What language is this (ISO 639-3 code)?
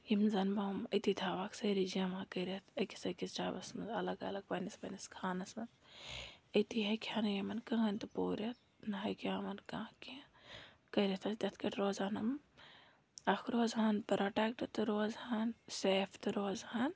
kas